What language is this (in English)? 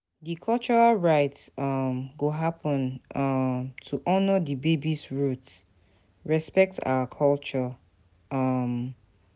Nigerian Pidgin